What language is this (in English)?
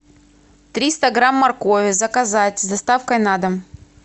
Russian